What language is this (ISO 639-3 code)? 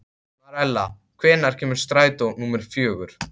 isl